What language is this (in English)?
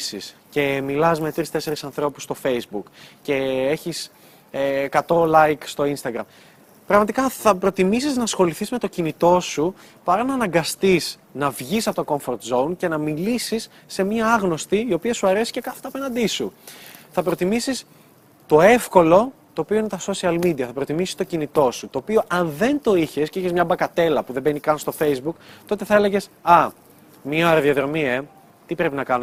Greek